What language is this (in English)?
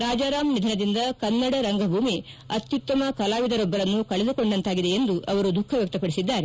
Kannada